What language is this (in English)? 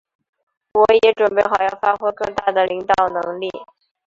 Chinese